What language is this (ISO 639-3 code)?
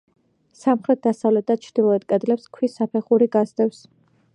kat